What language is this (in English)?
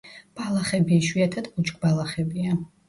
Georgian